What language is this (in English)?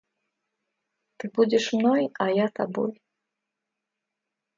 Russian